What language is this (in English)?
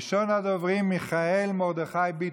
Hebrew